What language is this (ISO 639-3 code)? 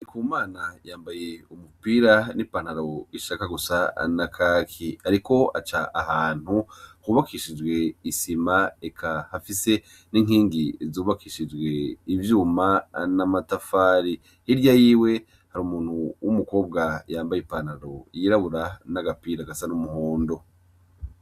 run